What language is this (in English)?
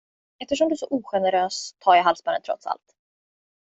Swedish